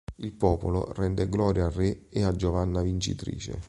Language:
Italian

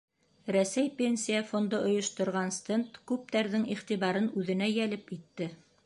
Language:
Bashkir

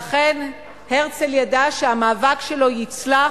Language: Hebrew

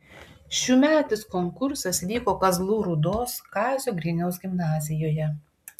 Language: Lithuanian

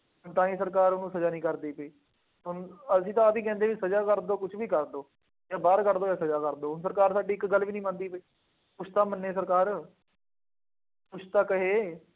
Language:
Punjabi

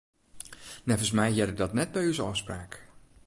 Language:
Western Frisian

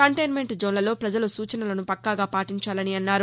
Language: Telugu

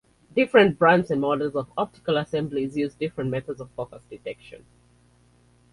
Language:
English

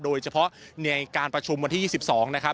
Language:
Thai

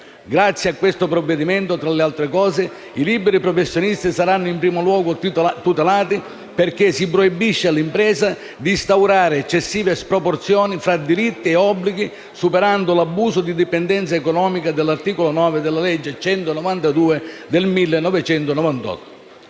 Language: Italian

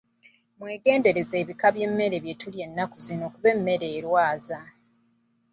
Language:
Ganda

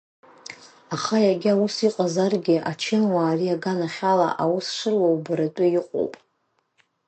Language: Abkhazian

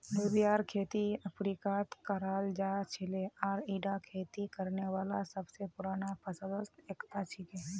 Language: Magahi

